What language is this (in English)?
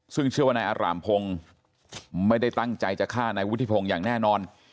Thai